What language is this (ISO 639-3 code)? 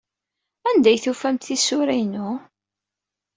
kab